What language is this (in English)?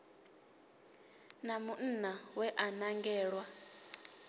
Venda